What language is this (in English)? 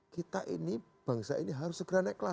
Indonesian